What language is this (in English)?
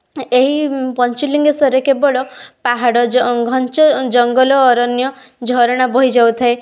Odia